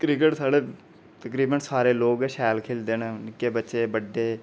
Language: Dogri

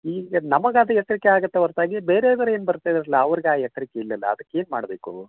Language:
Kannada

